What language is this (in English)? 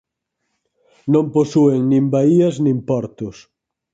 Galician